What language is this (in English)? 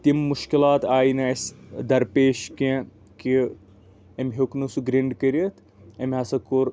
Kashmiri